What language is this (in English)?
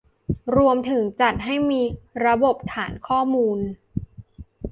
Thai